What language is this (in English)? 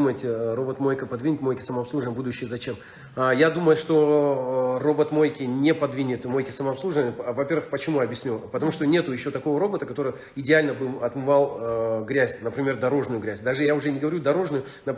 Russian